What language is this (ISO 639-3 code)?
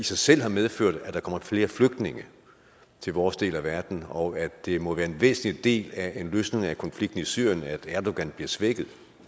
dan